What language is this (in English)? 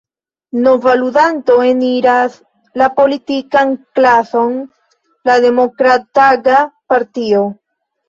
Esperanto